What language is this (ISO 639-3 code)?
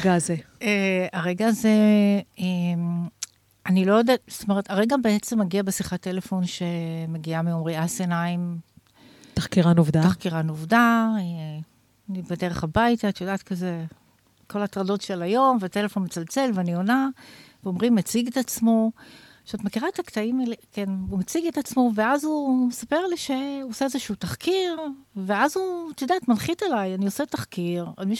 heb